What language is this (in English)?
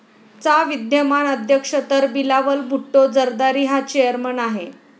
Marathi